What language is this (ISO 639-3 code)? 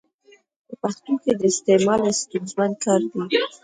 pus